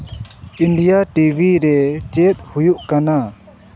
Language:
Santali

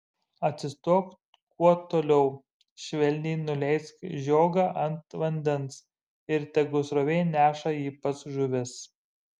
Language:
Lithuanian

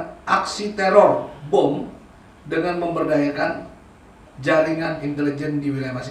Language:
Indonesian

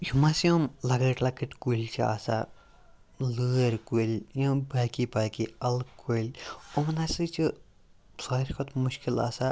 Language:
Kashmiri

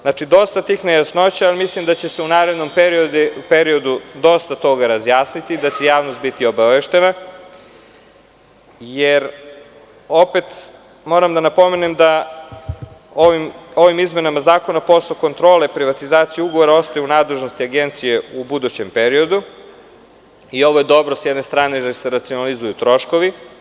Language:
Serbian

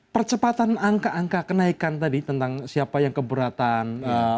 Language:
Indonesian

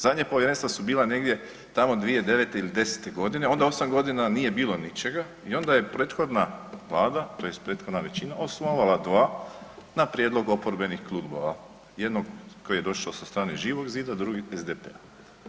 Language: Croatian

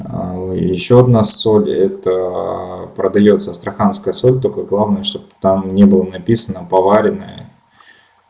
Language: Russian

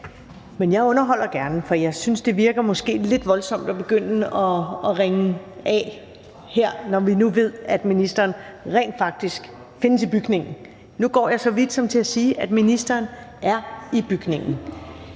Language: Danish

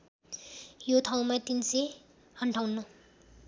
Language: Nepali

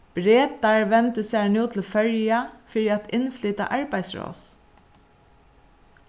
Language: Faroese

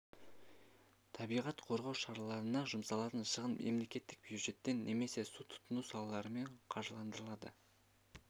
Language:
Kazakh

